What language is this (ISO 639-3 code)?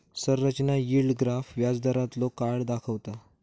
mar